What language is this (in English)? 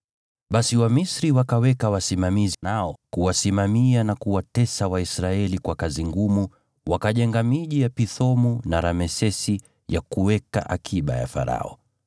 Swahili